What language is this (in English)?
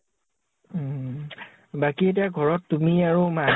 Assamese